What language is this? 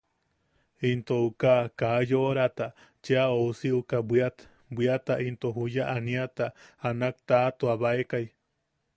Yaqui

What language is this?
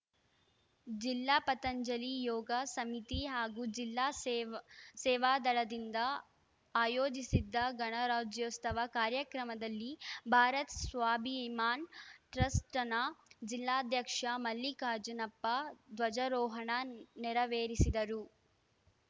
Kannada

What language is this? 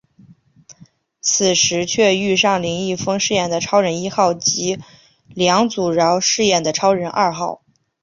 Chinese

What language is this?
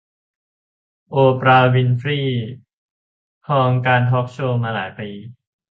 Thai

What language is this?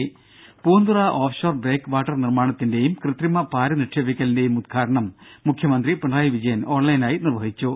Malayalam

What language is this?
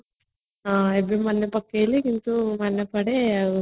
Odia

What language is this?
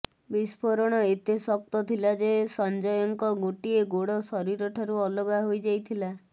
Odia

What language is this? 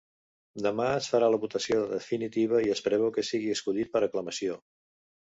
Catalan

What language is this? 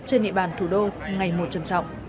Vietnamese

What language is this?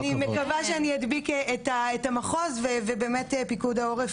Hebrew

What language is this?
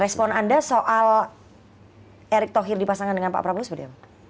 Indonesian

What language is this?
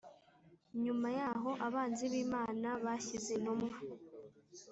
Kinyarwanda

